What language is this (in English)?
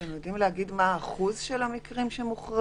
Hebrew